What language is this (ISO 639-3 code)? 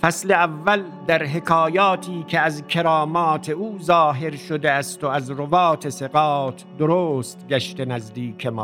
fas